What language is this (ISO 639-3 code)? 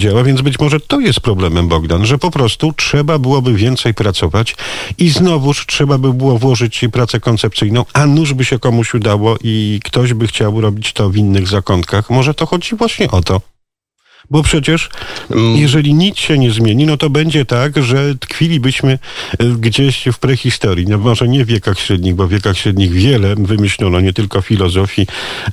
pol